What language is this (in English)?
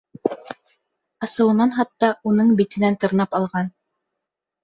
Bashkir